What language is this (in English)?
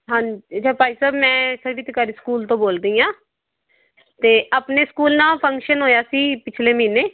Punjabi